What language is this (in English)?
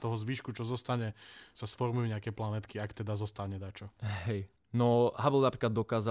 Slovak